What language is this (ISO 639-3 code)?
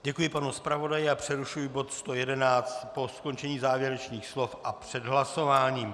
ces